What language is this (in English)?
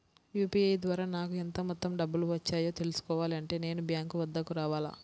Telugu